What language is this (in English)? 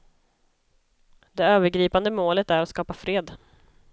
Swedish